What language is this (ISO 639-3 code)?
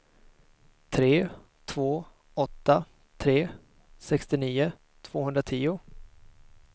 swe